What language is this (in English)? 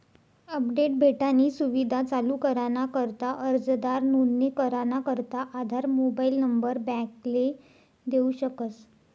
Marathi